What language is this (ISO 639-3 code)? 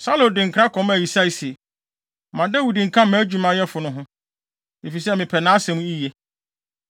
aka